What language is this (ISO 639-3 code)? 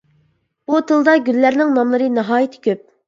uig